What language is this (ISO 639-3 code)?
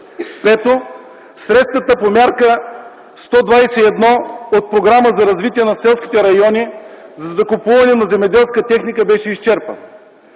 bul